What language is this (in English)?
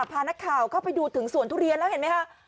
Thai